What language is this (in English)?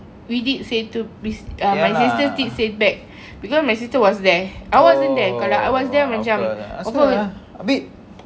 English